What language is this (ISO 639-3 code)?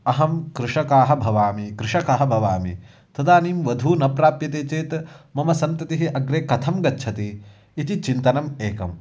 san